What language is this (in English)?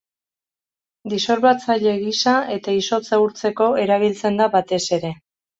Basque